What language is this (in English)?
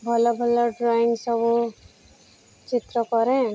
Odia